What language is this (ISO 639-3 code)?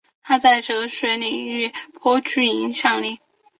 zho